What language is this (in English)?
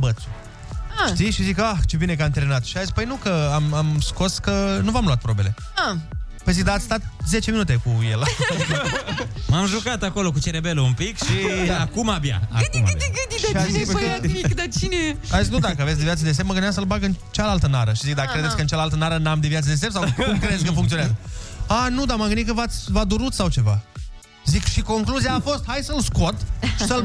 Romanian